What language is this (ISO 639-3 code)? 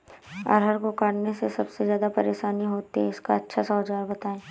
hin